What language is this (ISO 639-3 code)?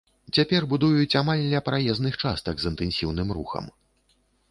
bel